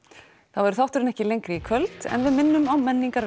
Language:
Icelandic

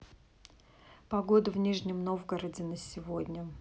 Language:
Russian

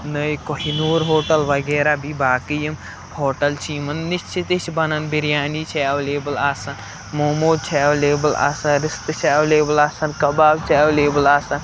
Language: Kashmiri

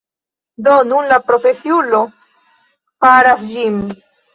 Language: Esperanto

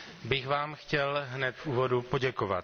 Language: Czech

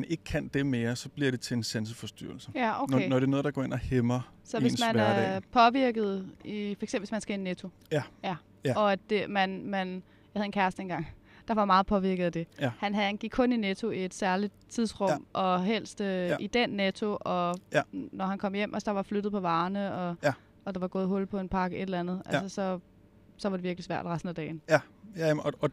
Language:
Danish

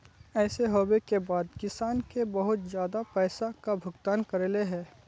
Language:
Magahi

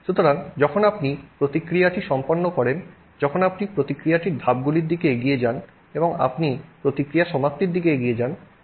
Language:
Bangla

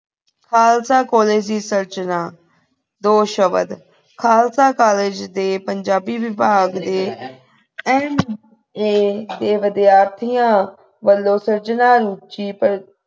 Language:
Punjabi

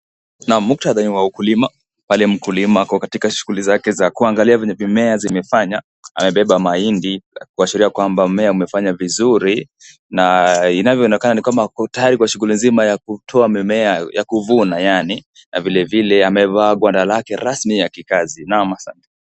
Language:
Swahili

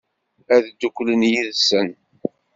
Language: Kabyle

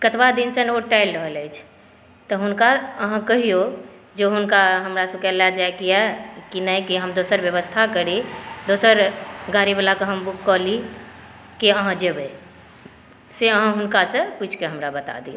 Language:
Maithili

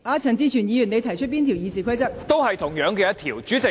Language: Cantonese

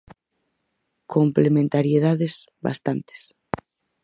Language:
Galician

